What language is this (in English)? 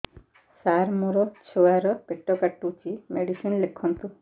Odia